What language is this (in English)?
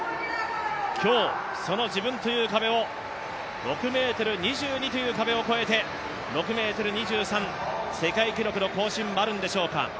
Japanese